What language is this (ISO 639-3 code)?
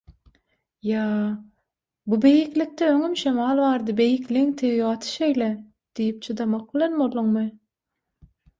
tuk